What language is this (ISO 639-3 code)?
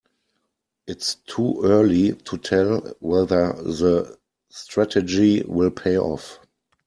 eng